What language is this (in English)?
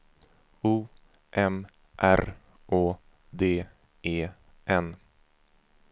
Swedish